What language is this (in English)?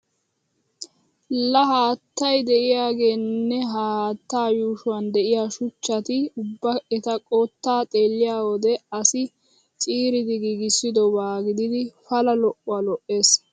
Wolaytta